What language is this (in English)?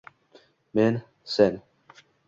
Uzbek